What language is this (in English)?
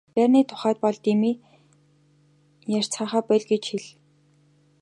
Mongolian